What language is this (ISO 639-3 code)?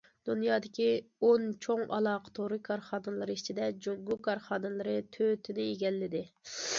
uig